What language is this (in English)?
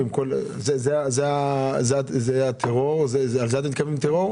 Hebrew